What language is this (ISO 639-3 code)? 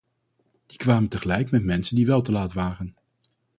nld